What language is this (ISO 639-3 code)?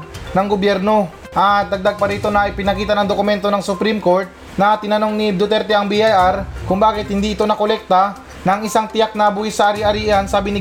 fil